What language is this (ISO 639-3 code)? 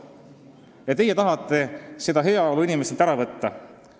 est